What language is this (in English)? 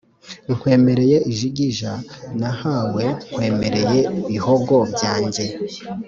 Kinyarwanda